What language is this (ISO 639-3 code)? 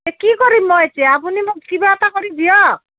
asm